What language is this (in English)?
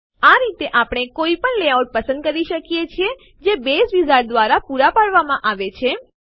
Gujarati